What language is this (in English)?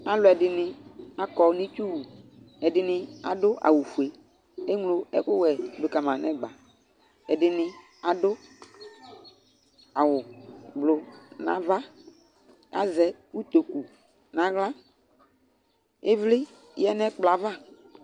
Ikposo